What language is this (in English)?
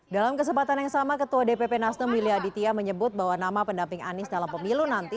Indonesian